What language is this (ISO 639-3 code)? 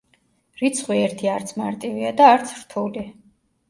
kat